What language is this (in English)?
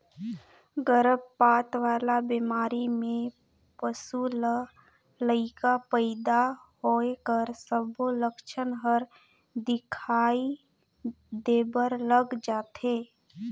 Chhattisgarhi